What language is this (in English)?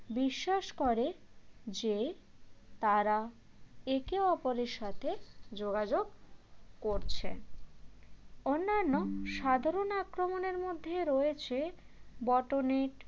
Bangla